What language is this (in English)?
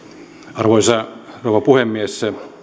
Finnish